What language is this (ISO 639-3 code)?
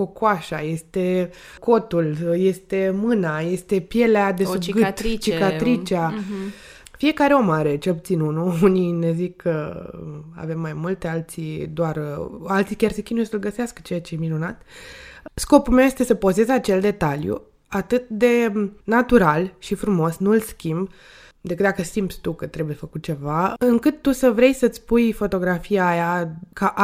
ron